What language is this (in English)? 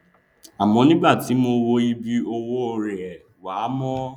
Yoruba